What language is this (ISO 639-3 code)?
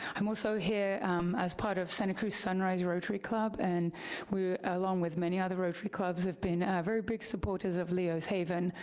eng